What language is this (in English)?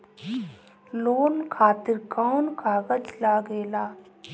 Bhojpuri